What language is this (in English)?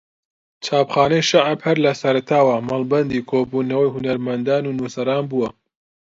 Central Kurdish